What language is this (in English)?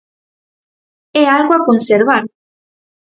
Galician